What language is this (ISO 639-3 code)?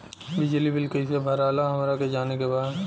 bho